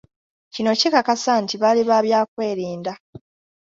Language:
Ganda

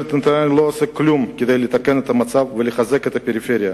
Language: Hebrew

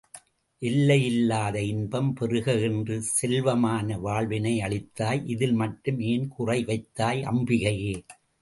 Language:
Tamil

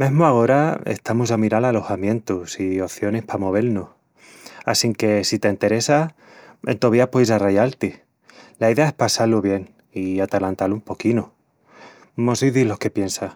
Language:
Extremaduran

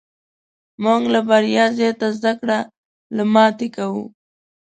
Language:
Pashto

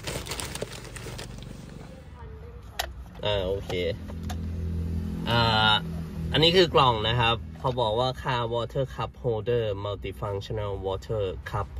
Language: Thai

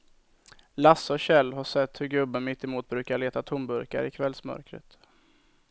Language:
Swedish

